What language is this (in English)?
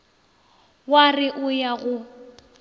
Northern Sotho